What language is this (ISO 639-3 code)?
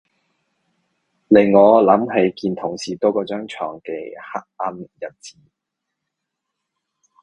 yue